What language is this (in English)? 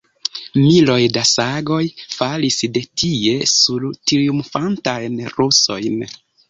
Esperanto